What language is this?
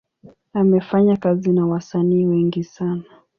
Swahili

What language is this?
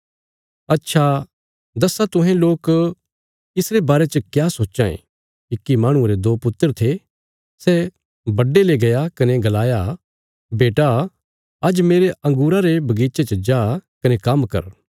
Bilaspuri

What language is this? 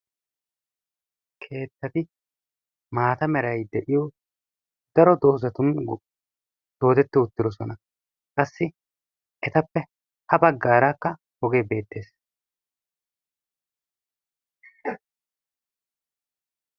Wolaytta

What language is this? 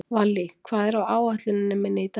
Icelandic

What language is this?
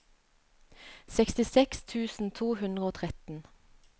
Norwegian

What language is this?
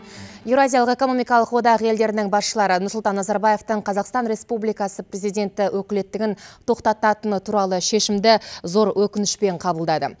Kazakh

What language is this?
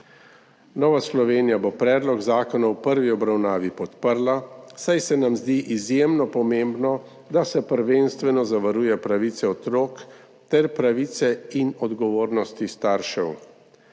Slovenian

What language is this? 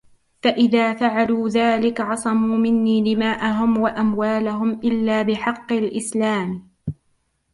Arabic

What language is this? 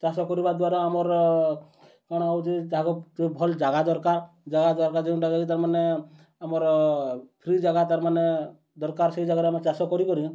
Odia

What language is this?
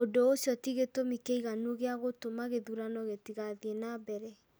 Kikuyu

